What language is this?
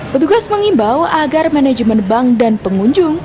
Indonesian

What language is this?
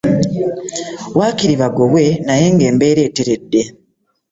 Ganda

